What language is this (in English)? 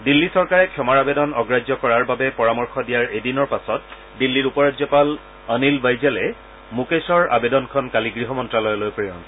Assamese